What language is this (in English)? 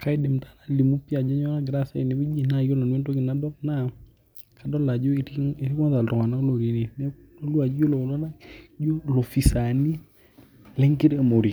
Masai